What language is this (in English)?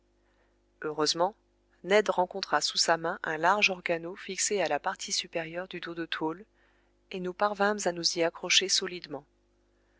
French